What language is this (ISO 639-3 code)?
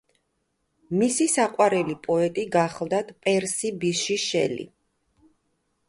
kat